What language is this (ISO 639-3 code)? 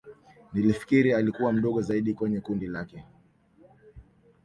swa